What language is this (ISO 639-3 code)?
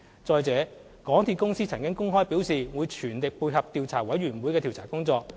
yue